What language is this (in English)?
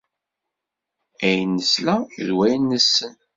Kabyle